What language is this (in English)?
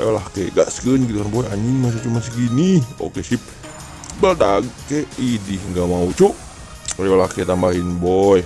Indonesian